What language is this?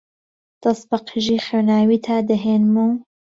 Central Kurdish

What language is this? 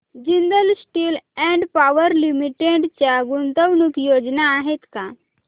Marathi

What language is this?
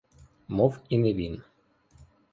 Ukrainian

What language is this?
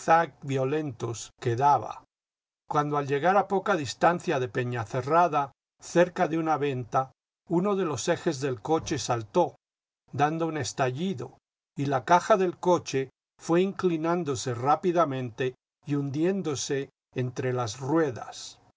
Spanish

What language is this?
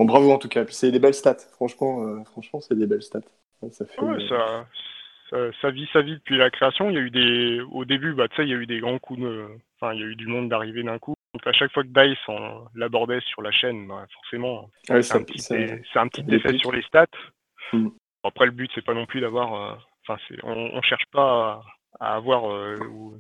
French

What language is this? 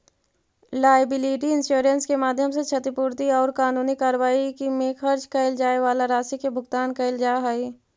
Magahi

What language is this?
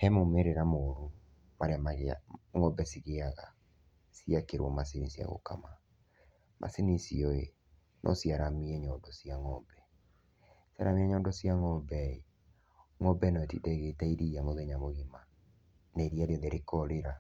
Kikuyu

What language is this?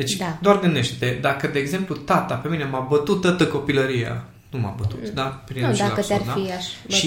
Romanian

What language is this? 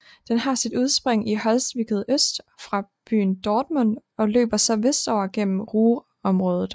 Danish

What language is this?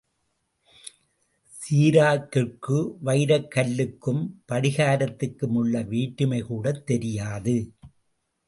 Tamil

